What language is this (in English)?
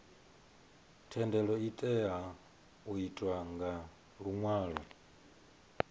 Venda